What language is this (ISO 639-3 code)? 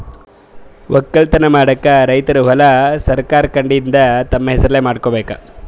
kan